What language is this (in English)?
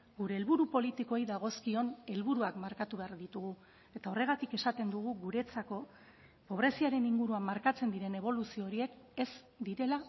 Basque